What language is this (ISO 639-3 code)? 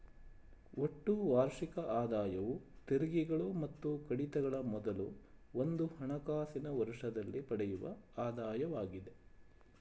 kan